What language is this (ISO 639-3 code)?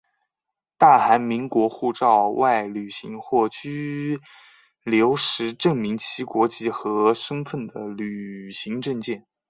zho